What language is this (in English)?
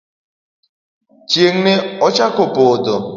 Luo (Kenya and Tanzania)